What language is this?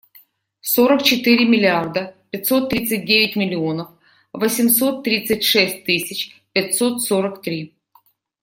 Russian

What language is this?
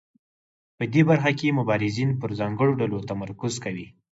Pashto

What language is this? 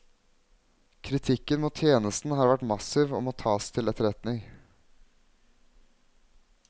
Norwegian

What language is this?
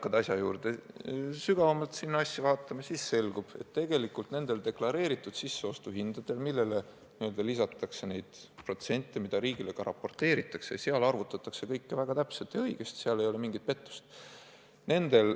Estonian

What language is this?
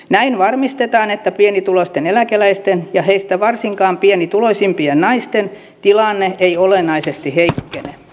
Finnish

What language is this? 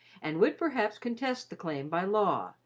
English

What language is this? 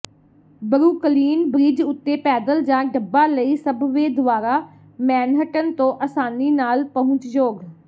Punjabi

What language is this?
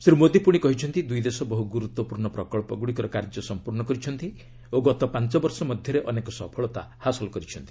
Odia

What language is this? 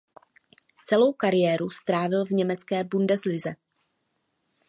Czech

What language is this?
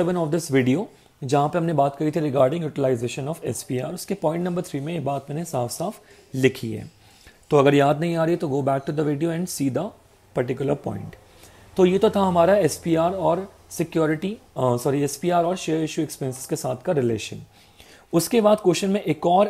Hindi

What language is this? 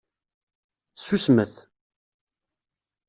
Kabyle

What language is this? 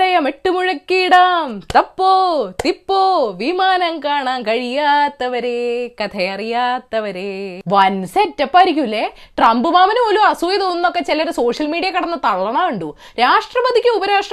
Malayalam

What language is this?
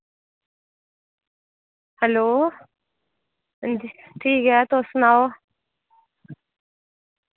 Dogri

